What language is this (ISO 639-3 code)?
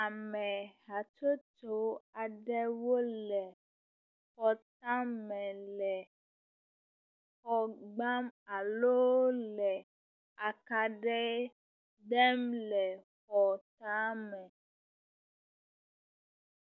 ewe